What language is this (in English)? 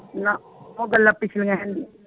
Punjabi